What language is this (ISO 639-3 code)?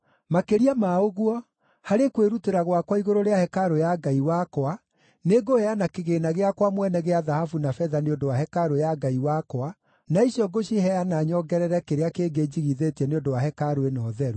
kik